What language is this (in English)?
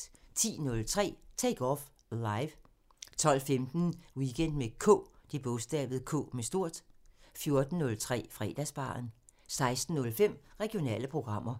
Danish